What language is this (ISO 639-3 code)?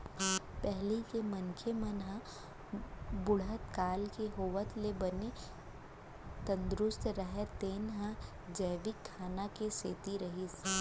hne